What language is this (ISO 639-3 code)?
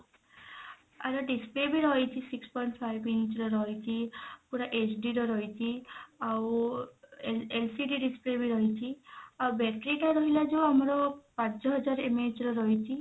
ori